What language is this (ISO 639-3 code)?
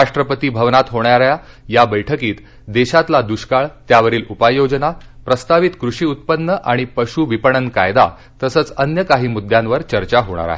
mar